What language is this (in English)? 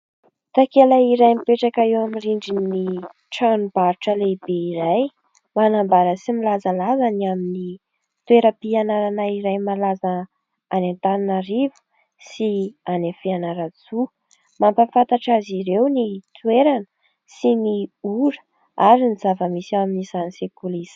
Malagasy